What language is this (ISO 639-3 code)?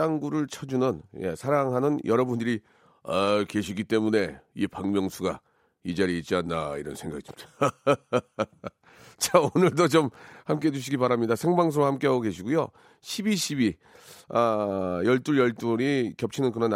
kor